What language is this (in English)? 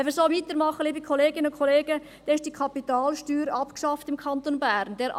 Swiss German